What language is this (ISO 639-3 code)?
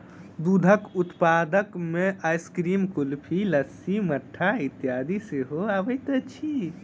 mai